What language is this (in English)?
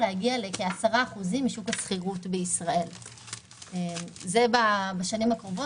Hebrew